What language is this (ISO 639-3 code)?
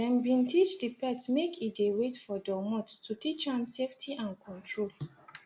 pcm